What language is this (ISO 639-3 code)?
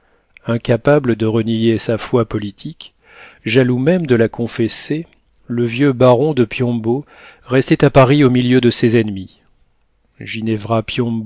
fra